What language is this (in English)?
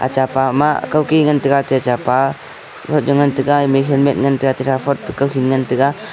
Wancho Naga